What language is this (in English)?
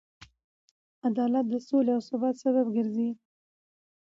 Pashto